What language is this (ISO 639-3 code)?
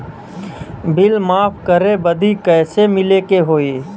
bho